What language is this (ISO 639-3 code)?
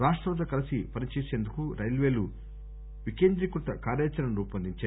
tel